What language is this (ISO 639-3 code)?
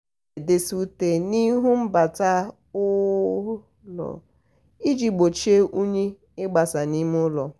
ibo